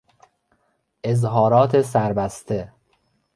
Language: Persian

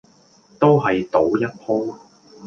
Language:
Cantonese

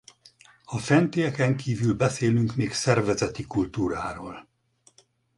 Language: Hungarian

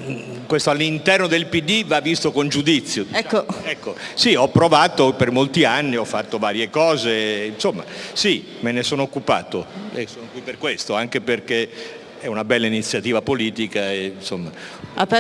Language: Italian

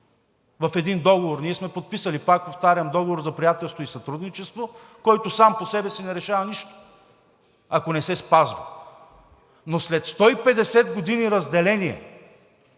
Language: Bulgarian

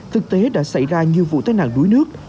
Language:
Vietnamese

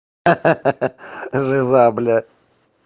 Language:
Russian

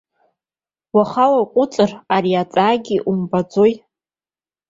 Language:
Abkhazian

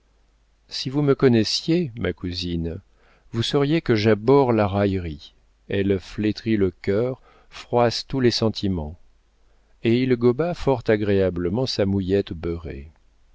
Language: French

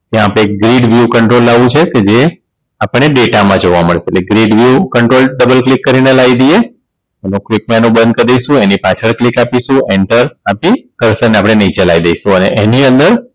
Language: Gujarati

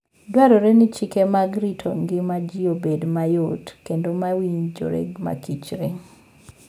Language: Luo (Kenya and Tanzania)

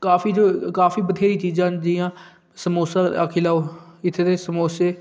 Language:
Dogri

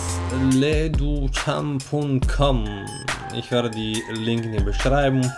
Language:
German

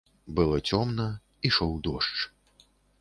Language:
Belarusian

